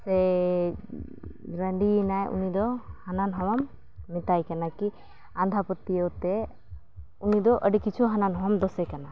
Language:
Santali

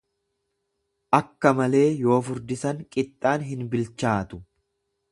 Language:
Oromo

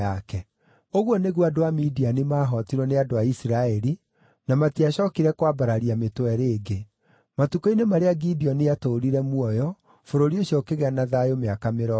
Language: Kikuyu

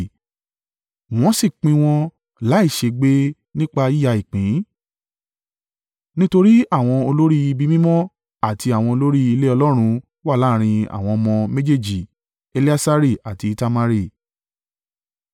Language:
Yoruba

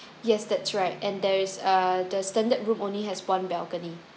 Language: English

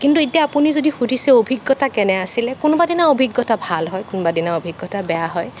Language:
Assamese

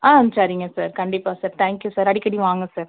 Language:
Tamil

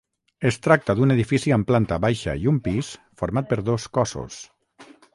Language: Catalan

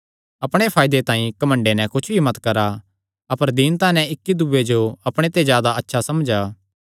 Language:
Kangri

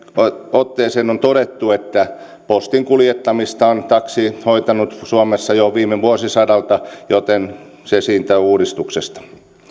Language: Finnish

